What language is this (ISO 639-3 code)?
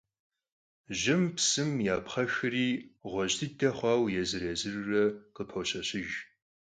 kbd